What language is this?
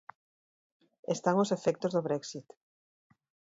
Galician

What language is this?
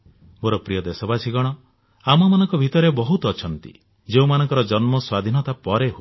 Odia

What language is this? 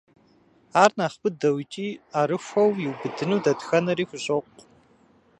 Kabardian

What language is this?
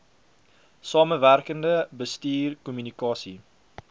Afrikaans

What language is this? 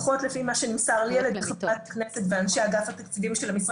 Hebrew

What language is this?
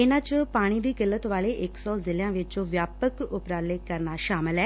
Punjabi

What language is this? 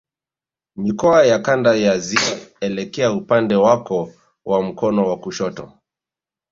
Swahili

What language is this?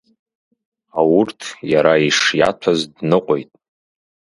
Abkhazian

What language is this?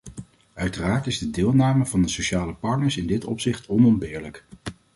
Dutch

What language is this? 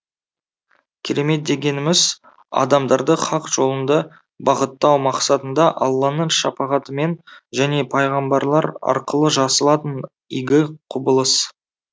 Kazakh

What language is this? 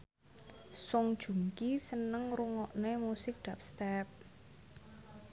Javanese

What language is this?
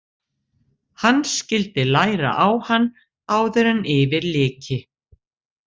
Icelandic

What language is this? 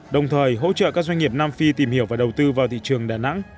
Vietnamese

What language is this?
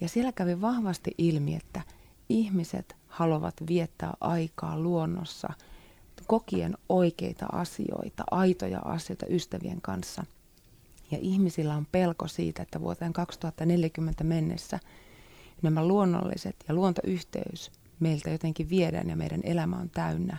Finnish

